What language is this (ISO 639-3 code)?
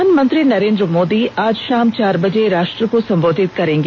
hin